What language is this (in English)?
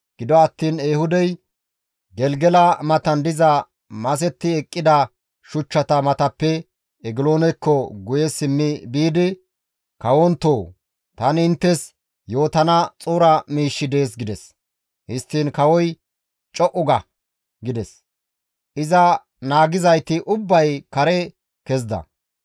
Gamo